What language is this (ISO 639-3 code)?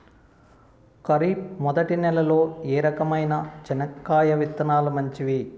tel